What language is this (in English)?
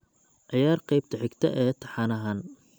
Somali